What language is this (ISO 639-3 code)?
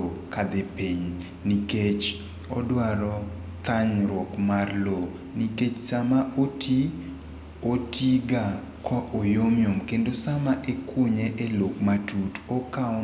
luo